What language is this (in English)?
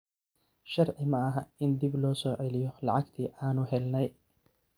Somali